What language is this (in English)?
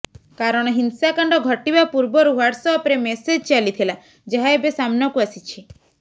Odia